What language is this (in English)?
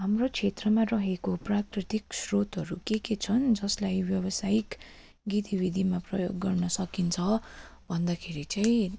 Nepali